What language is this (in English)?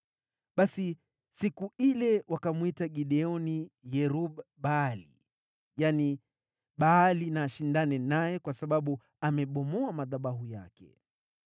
Swahili